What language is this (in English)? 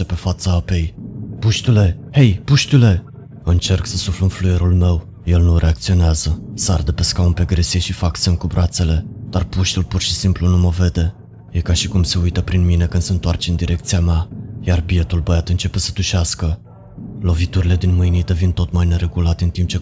Romanian